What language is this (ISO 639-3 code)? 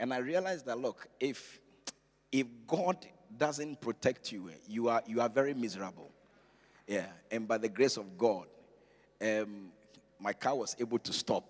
eng